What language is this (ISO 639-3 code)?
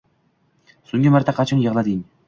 uzb